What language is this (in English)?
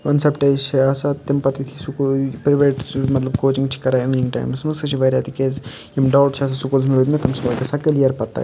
Kashmiri